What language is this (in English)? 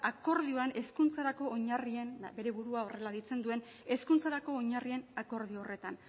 Basque